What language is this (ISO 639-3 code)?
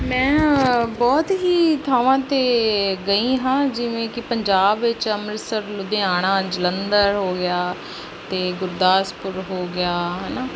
pan